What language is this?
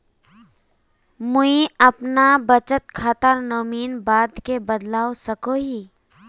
Magahi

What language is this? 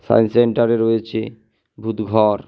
Bangla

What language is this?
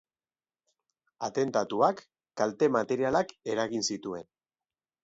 Basque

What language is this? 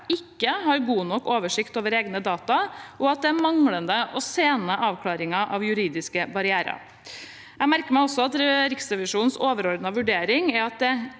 Norwegian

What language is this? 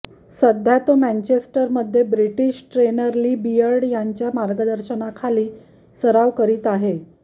Marathi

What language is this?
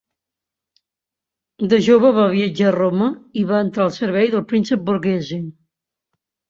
Catalan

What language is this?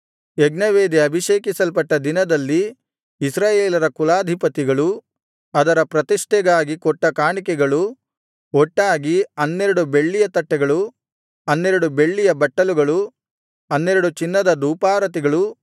Kannada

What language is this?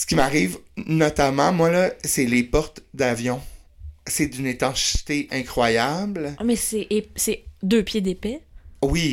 French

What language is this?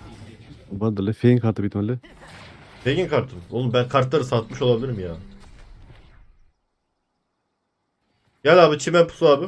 Turkish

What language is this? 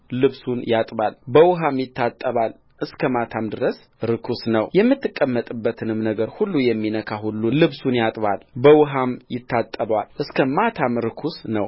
Amharic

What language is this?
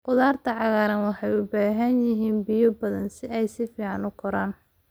Somali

